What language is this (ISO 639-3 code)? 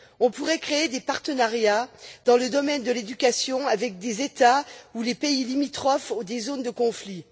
fra